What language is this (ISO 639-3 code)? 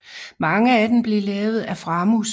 dan